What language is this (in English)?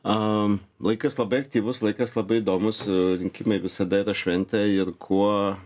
Lithuanian